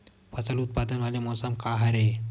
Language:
Chhattisgarhi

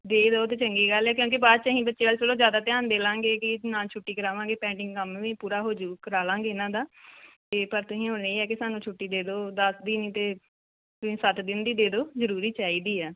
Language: Punjabi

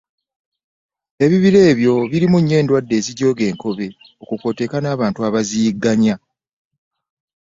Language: Ganda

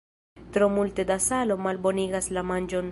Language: Esperanto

